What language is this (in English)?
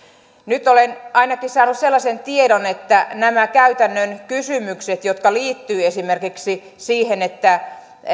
Finnish